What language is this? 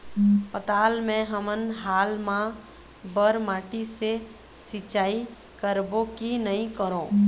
Chhattisgarhi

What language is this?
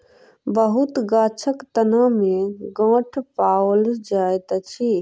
Maithili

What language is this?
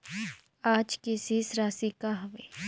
Chhattisgarhi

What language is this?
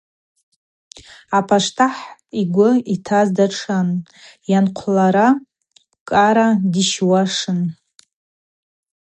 Abaza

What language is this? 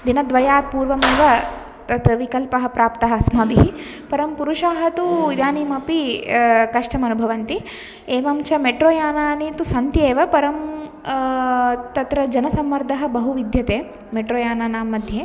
Sanskrit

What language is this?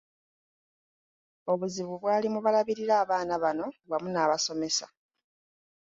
Ganda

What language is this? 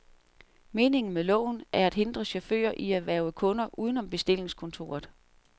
Danish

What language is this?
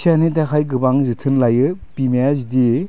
Bodo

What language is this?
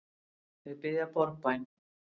Icelandic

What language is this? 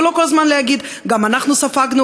Hebrew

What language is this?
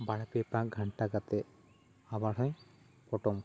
Santali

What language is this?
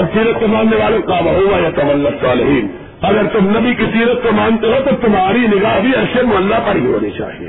Urdu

